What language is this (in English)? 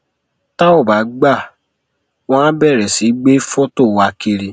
Yoruba